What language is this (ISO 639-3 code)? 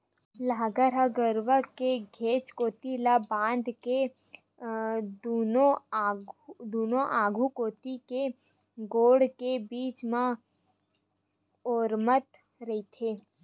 hne